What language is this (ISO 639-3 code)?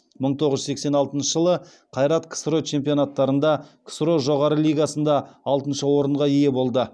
kaz